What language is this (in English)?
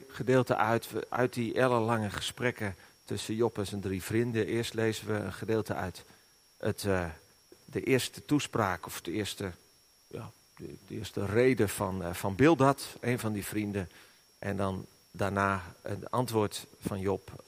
Dutch